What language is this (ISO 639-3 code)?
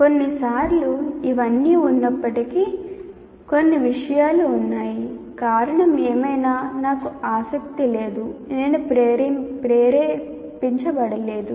tel